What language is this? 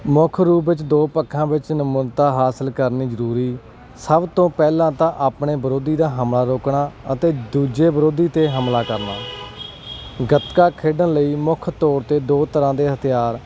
Punjabi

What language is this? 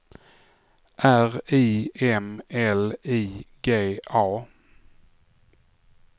Swedish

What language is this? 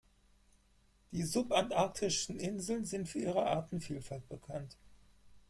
German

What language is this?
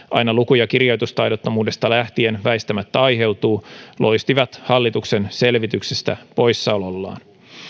Finnish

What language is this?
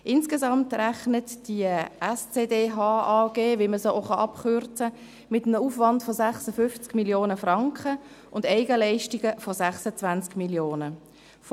Swiss German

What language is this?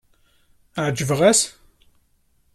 Kabyle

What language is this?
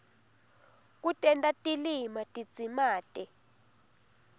Swati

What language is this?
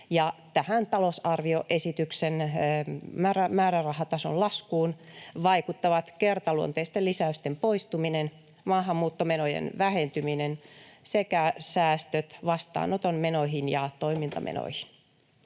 Finnish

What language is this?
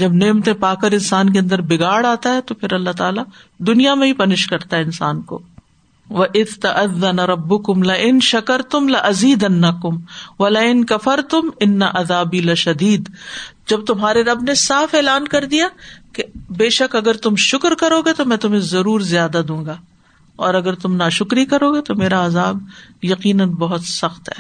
Urdu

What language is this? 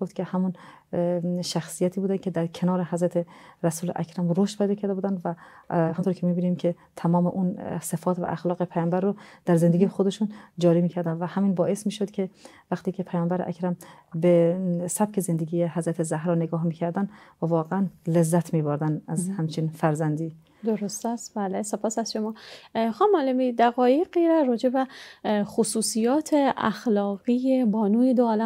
Persian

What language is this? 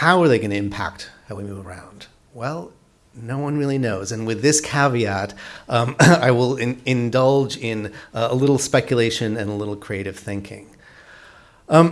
English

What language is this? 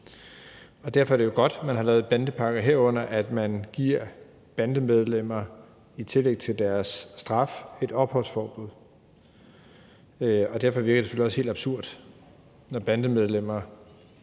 Danish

